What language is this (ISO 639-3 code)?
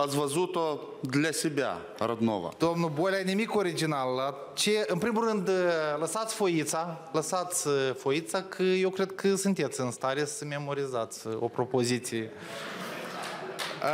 ron